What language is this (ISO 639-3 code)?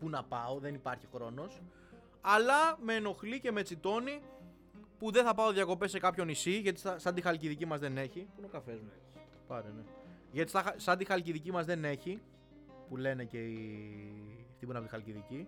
ell